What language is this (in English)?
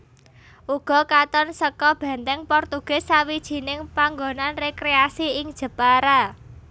Javanese